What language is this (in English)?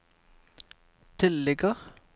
Norwegian